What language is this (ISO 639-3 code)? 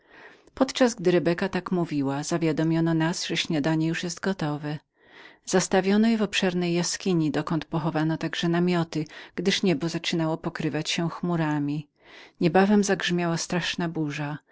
pol